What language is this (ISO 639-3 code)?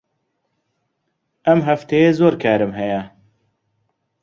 ckb